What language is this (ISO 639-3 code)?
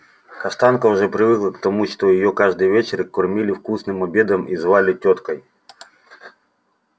rus